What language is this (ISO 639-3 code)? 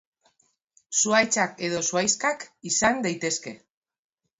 eus